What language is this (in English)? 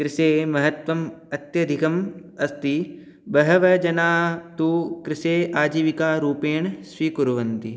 Sanskrit